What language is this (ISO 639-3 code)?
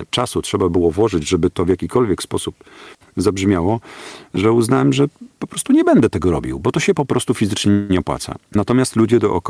pol